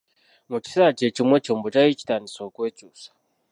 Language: Ganda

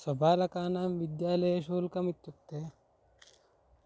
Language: Sanskrit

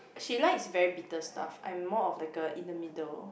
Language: English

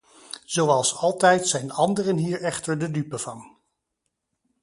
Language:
Dutch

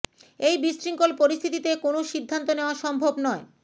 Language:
Bangla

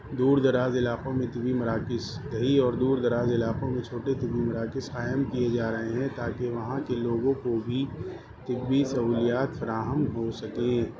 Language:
Urdu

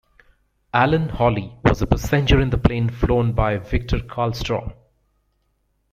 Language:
English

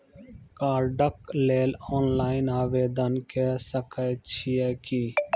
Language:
Maithili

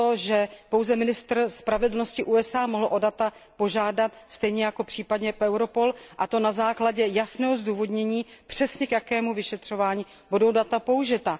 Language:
Czech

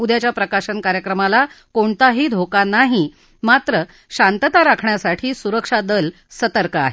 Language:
Marathi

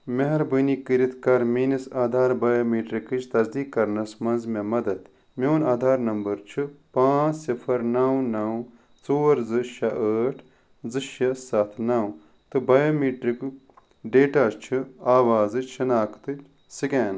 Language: Kashmiri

